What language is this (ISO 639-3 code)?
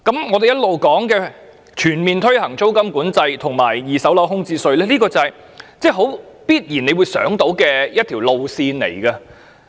yue